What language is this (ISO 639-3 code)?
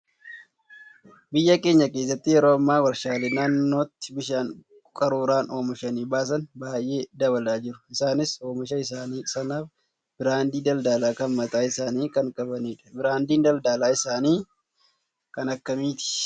orm